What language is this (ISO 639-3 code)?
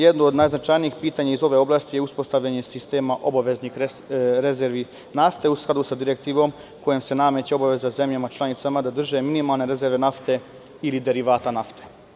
srp